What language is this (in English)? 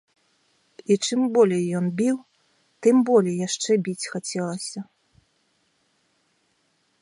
Belarusian